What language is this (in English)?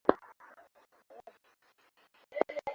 Swahili